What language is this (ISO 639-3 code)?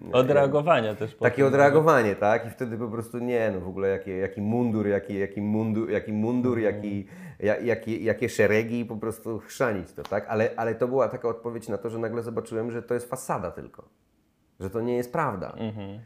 pol